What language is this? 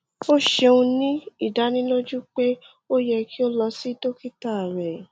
Yoruba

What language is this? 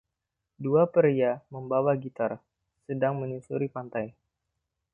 Indonesian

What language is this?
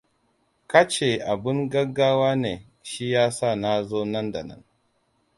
Hausa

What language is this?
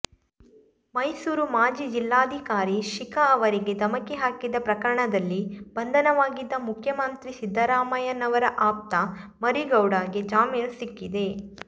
Kannada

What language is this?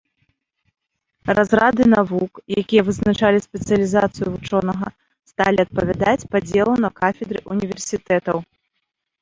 Belarusian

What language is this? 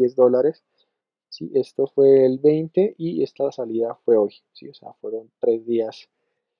Spanish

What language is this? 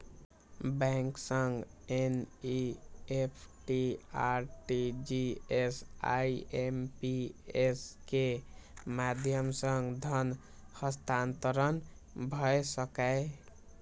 Maithili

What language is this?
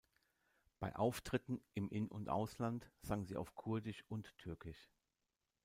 German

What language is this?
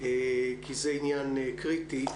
Hebrew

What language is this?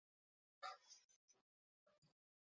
Chinese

